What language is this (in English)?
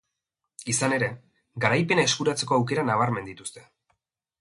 Basque